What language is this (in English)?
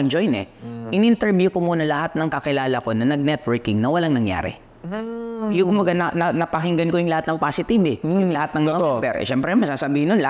Filipino